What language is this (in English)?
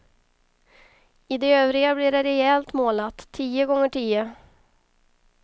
Swedish